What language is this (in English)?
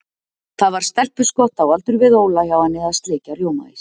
Icelandic